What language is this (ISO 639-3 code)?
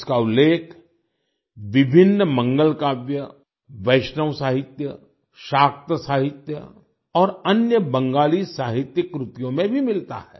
hin